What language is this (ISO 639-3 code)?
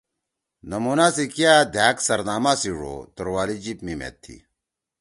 trw